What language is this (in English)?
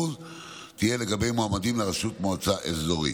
Hebrew